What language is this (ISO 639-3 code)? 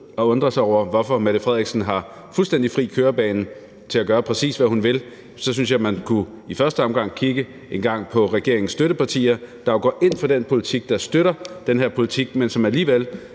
dan